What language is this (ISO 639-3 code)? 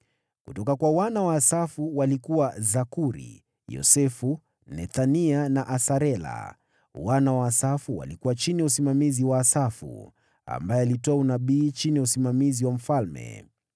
swa